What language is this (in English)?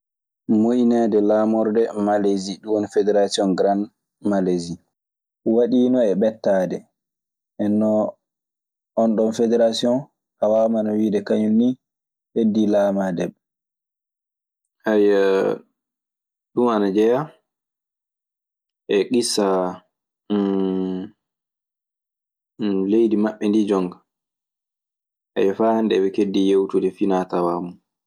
Maasina Fulfulde